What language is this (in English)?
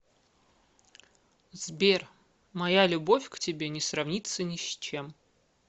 Russian